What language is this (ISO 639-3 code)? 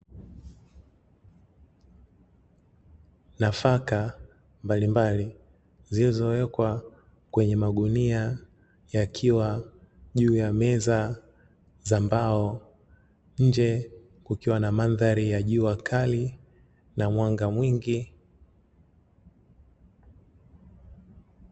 swa